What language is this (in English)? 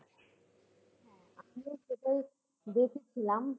Bangla